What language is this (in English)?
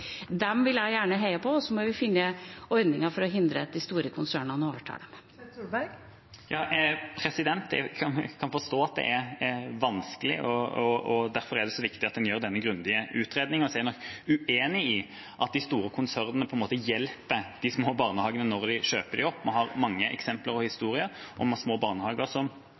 Norwegian